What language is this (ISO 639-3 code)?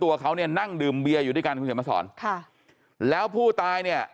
tha